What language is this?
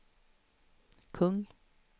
Swedish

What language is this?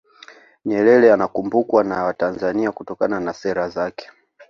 Swahili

